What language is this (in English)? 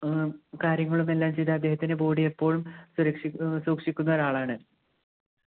Malayalam